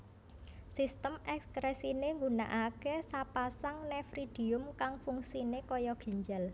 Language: Javanese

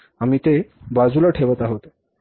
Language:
Marathi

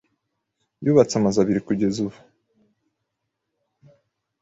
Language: Kinyarwanda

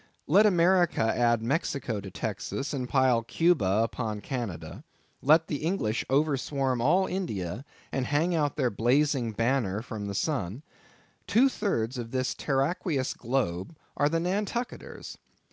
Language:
English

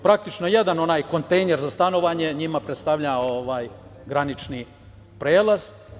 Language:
Serbian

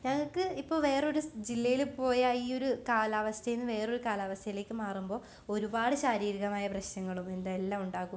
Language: Malayalam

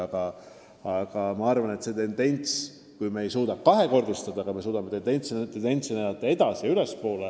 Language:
Estonian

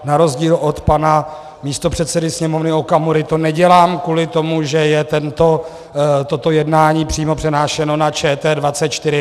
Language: Czech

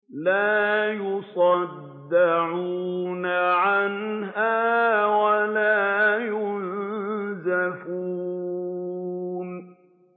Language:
Arabic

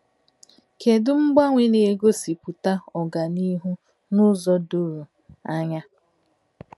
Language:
Igbo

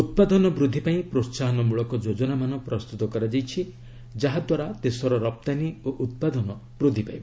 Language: Odia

